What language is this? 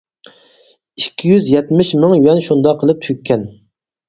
Uyghur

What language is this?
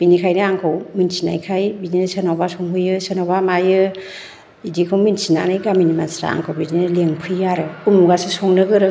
Bodo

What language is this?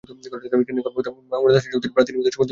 Bangla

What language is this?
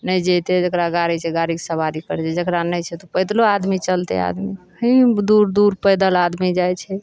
Maithili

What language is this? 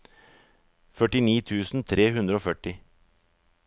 Norwegian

